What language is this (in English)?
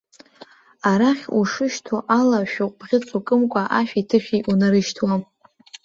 Abkhazian